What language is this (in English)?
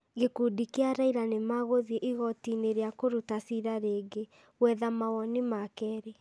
Kikuyu